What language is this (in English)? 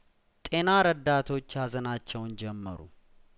Amharic